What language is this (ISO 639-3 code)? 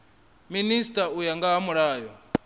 ven